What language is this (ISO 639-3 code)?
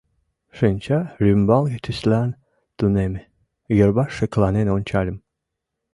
chm